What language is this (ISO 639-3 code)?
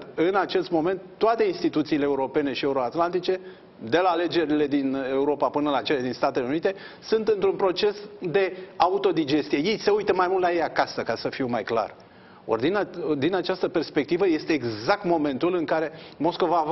ron